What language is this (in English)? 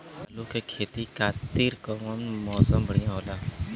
Bhojpuri